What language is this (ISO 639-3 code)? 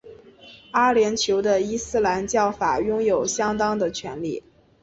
zho